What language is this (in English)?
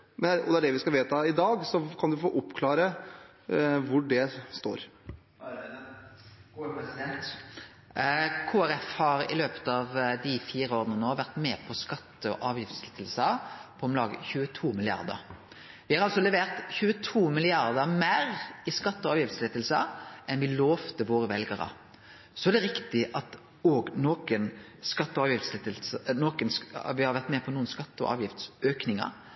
Norwegian